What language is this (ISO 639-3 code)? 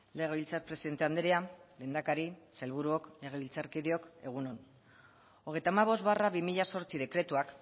eus